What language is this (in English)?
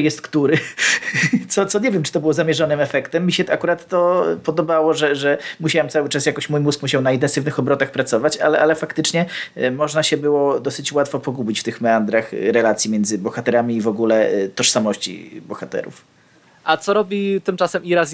Polish